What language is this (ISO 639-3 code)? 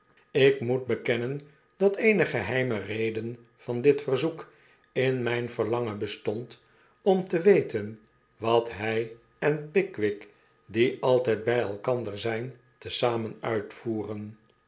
nld